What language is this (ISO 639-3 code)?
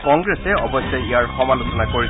asm